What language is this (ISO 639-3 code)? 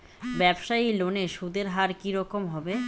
ben